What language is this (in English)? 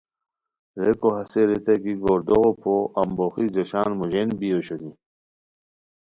Khowar